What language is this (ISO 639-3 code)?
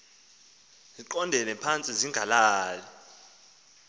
xho